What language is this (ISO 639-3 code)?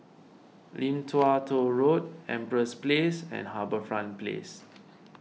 eng